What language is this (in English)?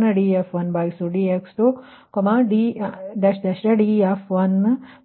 Kannada